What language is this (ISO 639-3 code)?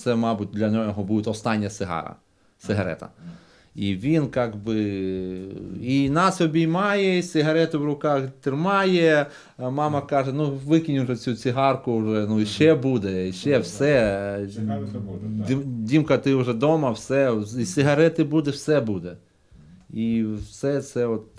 ukr